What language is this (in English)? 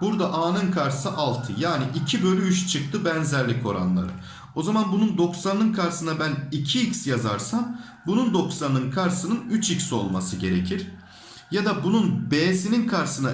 Turkish